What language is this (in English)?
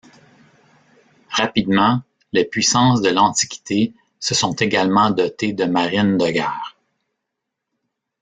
French